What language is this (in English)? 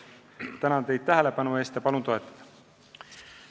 Estonian